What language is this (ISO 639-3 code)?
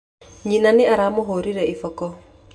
kik